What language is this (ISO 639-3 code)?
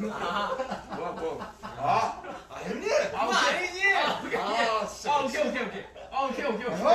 kor